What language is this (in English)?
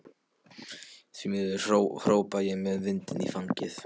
Icelandic